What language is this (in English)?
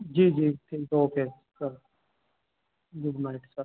Urdu